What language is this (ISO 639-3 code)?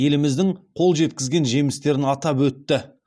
kaz